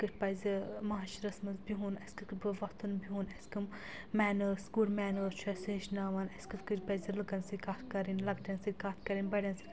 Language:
Kashmiri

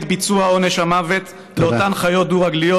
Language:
Hebrew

